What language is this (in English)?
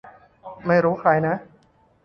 Thai